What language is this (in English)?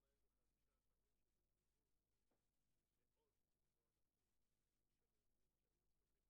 Hebrew